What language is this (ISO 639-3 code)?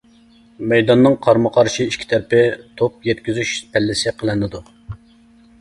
uig